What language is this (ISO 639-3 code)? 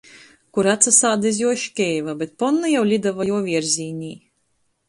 ltg